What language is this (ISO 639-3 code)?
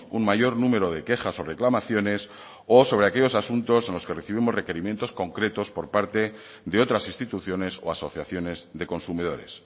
spa